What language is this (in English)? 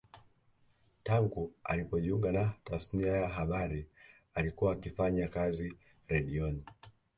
Swahili